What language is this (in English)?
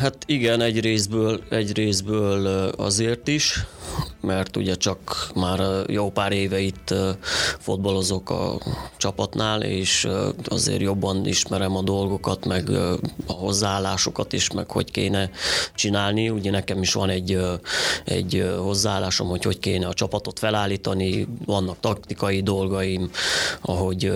Hungarian